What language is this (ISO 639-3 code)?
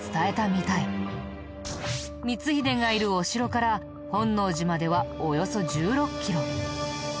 jpn